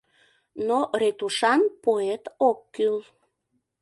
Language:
Mari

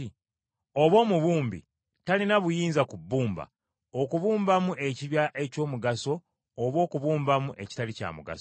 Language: Ganda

